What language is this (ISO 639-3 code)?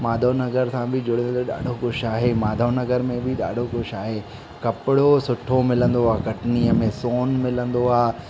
snd